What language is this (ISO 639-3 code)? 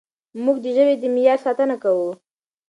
pus